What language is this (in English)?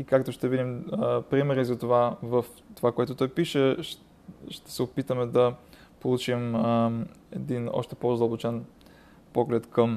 Bulgarian